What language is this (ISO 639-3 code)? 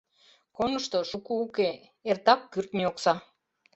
chm